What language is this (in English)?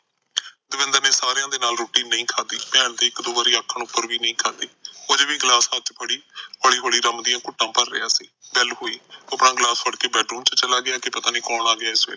Punjabi